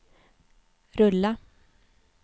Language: Swedish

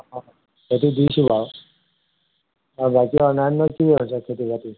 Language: Assamese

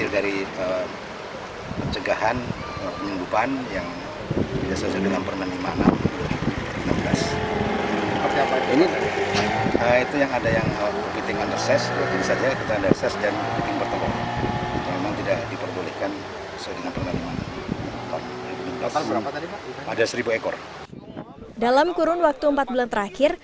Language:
Indonesian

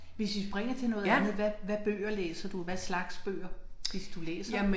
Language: Danish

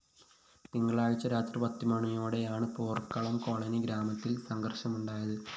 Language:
Malayalam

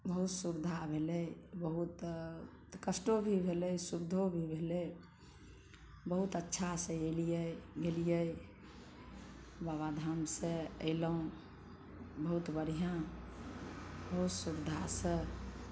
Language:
Maithili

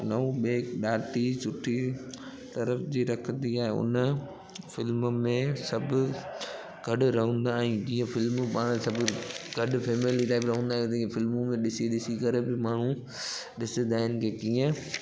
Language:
Sindhi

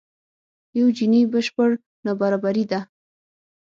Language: Pashto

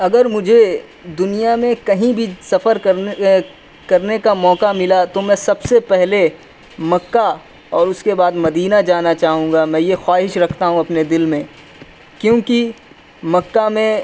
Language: Urdu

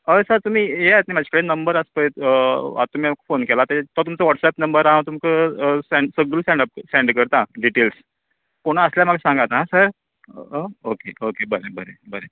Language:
Konkani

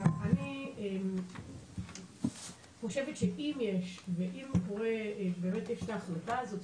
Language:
Hebrew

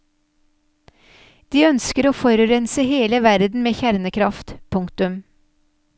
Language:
Norwegian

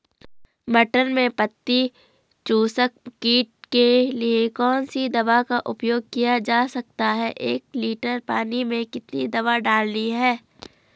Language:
Hindi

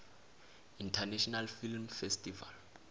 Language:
South Ndebele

